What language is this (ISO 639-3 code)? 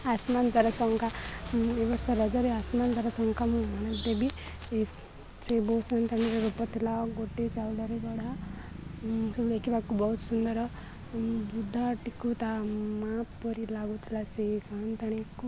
ori